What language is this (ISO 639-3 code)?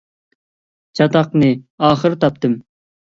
uig